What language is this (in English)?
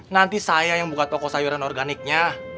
Indonesian